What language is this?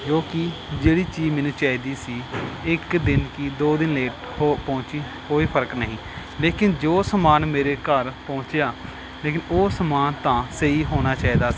Punjabi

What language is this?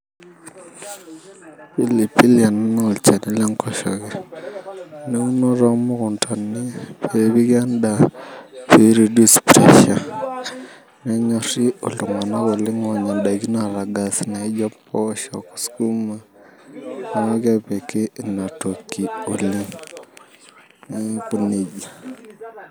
Masai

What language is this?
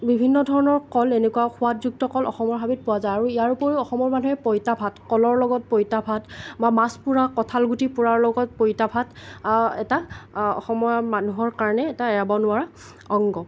Assamese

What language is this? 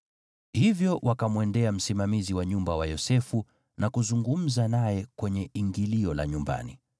Swahili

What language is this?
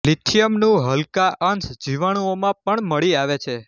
Gujarati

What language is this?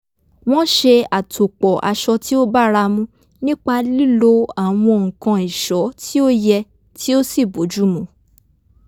Yoruba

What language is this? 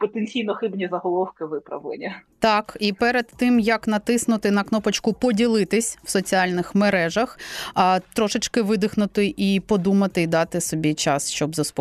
Ukrainian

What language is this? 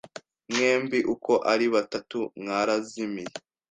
Kinyarwanda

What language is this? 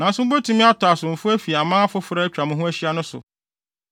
Akan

